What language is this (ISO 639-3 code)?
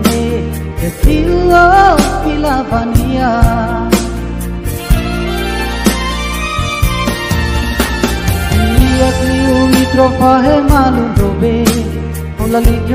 ind